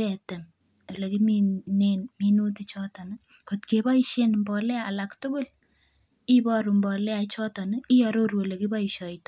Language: Kalenjin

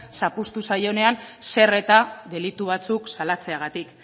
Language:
Basque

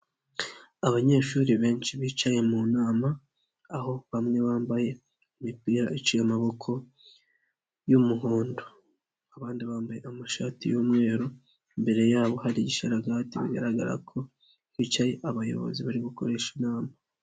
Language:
Kinyarwanda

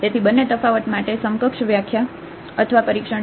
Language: Gujarati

